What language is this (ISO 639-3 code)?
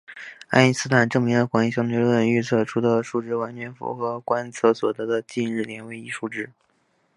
zho